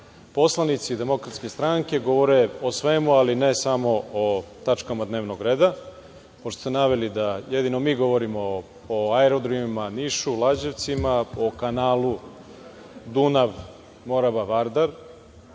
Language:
Serbian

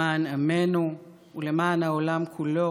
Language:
Hebrew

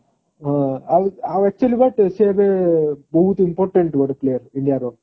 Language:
Odia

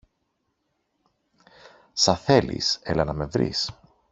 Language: Greek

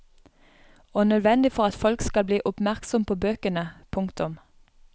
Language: Norwegian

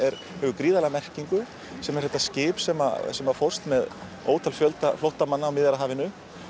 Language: Icelandic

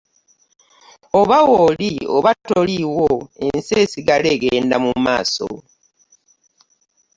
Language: Ganda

